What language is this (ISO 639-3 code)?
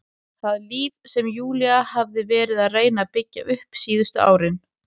isl